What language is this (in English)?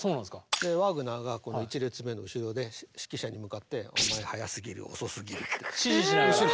Japanese